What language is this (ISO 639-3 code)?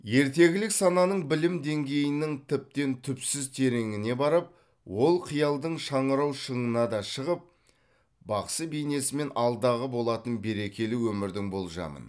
kaz